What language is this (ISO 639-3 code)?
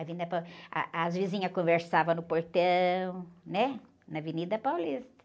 por